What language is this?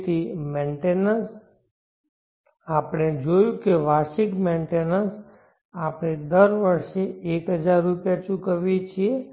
Gujarati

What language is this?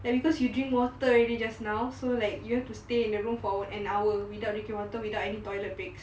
English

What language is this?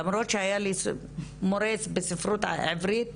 Hebrew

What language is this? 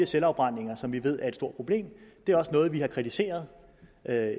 Danish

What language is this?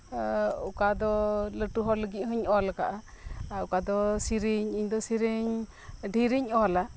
Santali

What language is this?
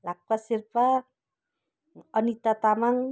Nepali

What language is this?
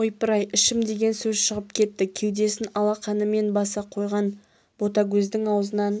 Kazakh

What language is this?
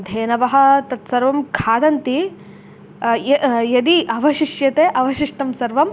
Sanskrit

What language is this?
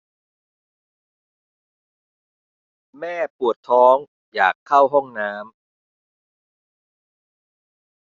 Thai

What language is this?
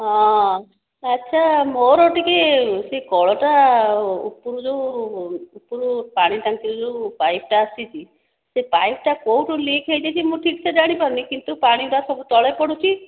Odia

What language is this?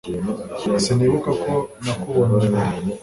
Kinyarwanda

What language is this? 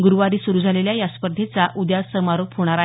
Marathi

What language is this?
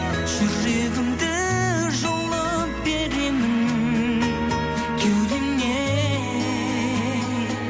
Kazakh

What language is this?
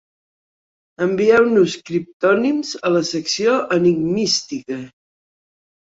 Catalan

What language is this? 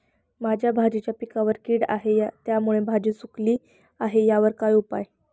Marathi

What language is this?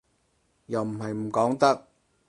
Cantonese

